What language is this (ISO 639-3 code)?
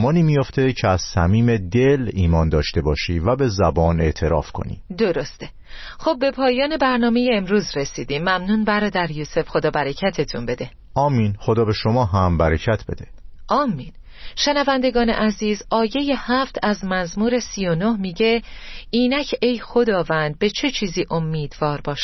fas